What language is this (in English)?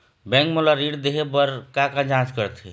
Chhattisgarhi